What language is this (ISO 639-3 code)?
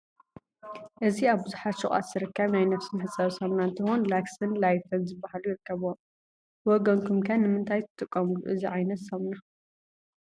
tir